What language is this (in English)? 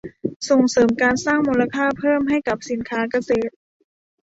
Thai